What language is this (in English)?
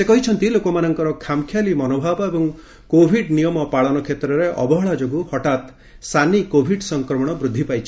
Odia